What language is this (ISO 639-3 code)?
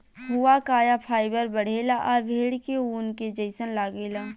bho